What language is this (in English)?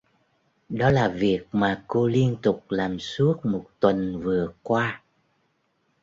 Vietnamese